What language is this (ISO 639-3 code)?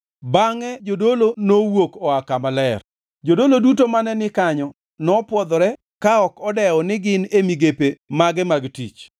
luo